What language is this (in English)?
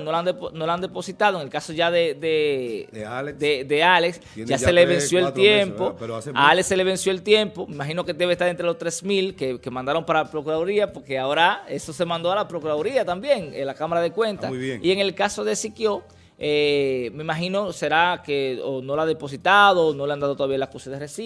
Spanish